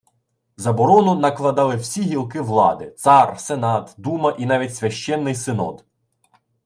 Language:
Ukrainian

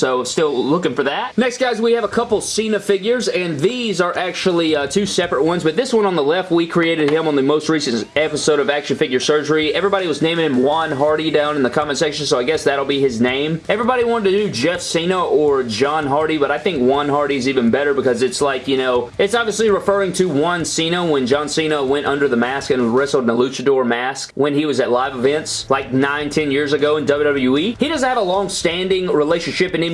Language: English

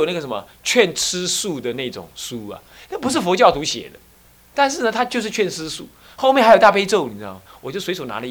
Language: Chinese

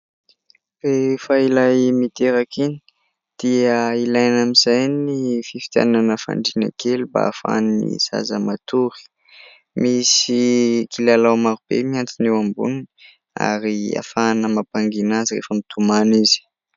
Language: Malagasy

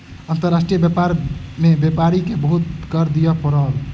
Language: Maithili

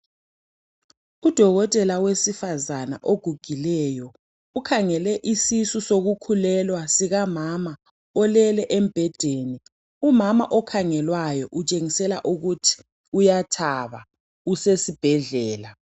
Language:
North Ndebele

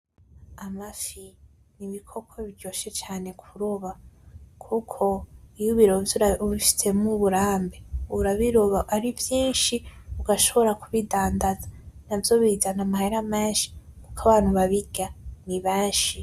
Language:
Rundi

